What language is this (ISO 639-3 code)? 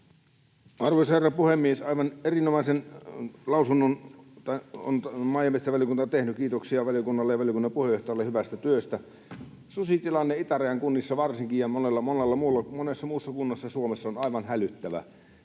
fin